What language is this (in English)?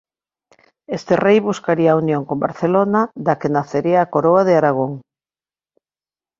Galician